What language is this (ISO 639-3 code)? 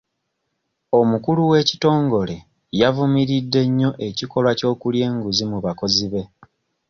lug